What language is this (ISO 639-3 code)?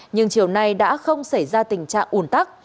vie